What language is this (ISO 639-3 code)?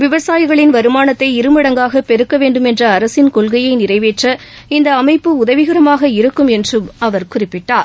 tam